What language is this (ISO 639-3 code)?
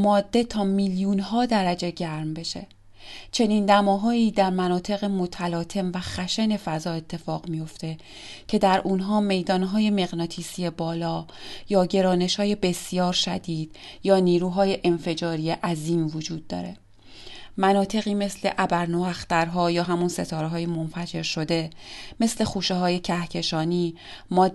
fas